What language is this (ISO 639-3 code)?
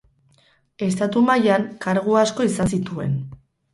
eus